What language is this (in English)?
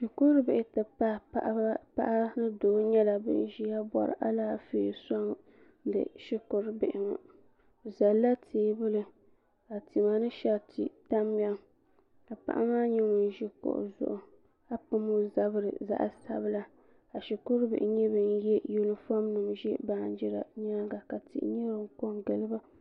Dagbani